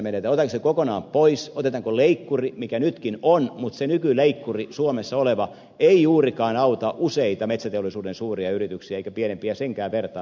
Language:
Finnish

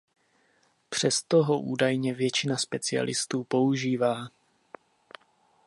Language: Czech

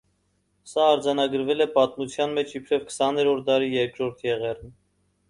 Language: Armenian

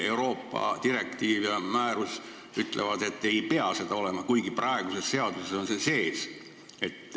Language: Estonian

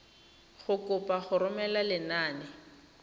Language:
Tswana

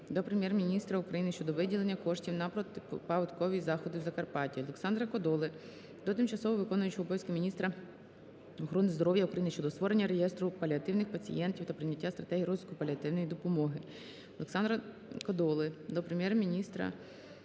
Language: Ukrainian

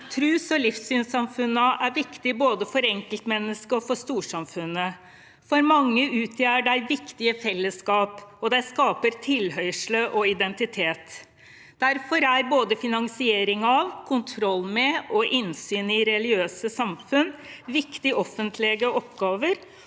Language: Norwegian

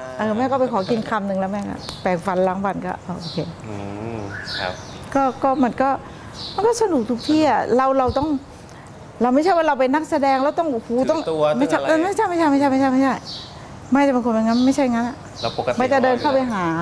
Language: Thai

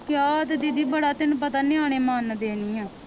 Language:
Punjabi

